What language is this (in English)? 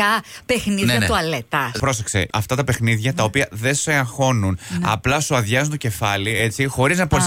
Greek